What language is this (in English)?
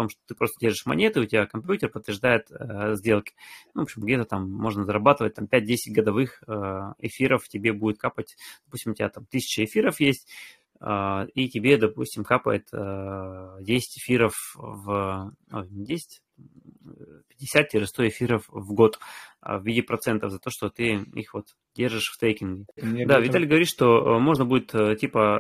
Russian